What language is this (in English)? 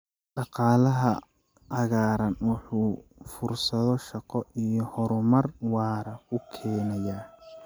Somali